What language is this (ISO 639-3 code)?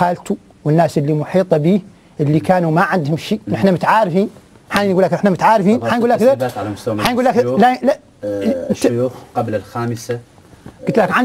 ara